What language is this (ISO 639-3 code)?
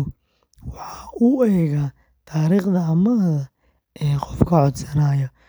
som